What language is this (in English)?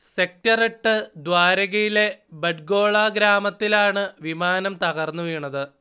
Malayalam